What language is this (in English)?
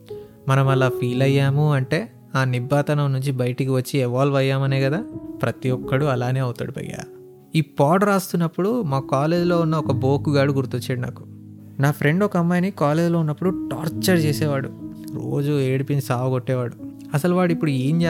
Telugu